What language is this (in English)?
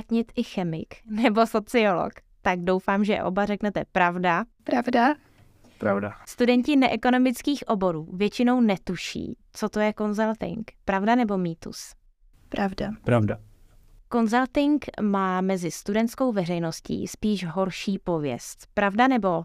Czech